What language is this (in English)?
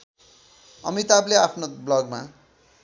Nepali